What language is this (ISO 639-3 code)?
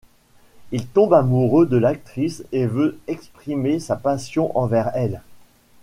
fra